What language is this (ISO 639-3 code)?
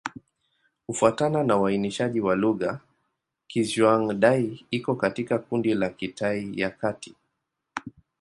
swa